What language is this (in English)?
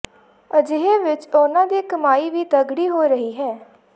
Punjabi